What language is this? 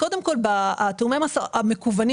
Hebrew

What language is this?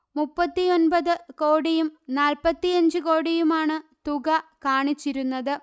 Malayalam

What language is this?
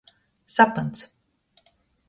Latgalian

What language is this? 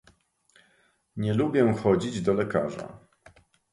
Polish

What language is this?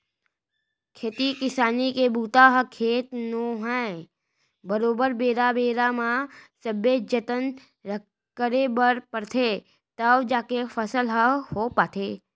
Chhattisgarhi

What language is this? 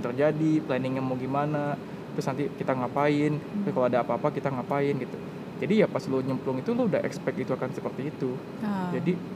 Indonesian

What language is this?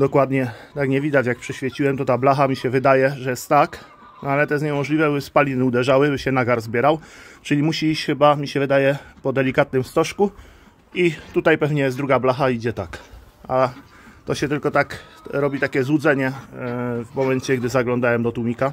Polish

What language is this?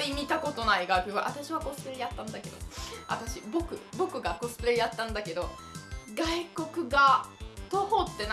Japanese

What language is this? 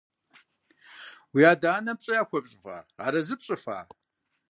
Kabardian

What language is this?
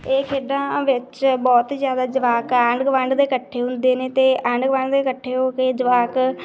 Punjabi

